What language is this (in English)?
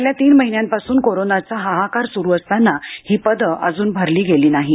Marathi